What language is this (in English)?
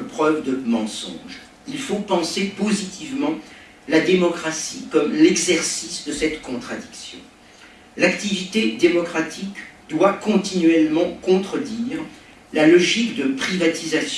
French